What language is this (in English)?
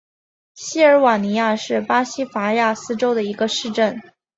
Chinese